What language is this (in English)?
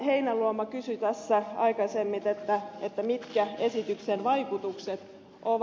Finnish